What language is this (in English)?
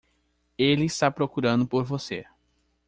Portuguese